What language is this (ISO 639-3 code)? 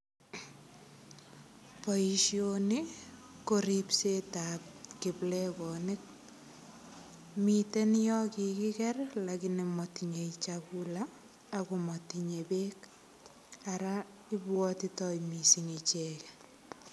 kln